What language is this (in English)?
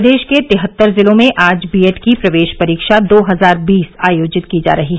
Hindi